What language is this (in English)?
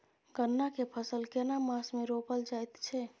Maithili